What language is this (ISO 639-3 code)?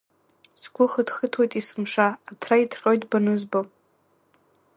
abk